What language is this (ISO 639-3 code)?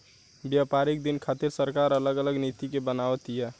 bho